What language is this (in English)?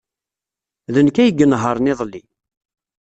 Kabyle